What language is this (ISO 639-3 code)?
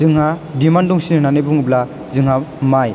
brx